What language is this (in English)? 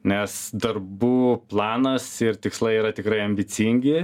Lithuanian